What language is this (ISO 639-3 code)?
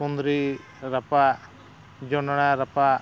sat